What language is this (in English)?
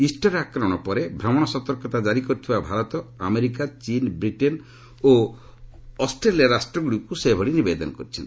Odia